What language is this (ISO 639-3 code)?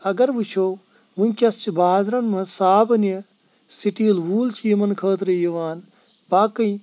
kas